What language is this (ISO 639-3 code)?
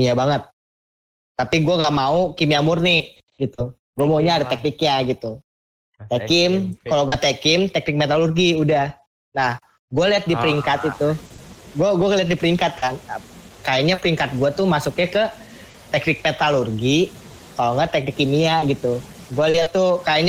ind